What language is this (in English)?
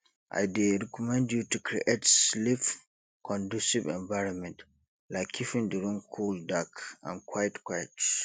Nigerian Pidgin